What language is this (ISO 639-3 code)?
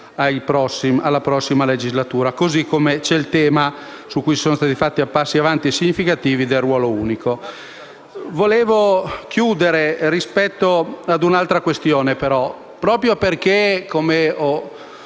ita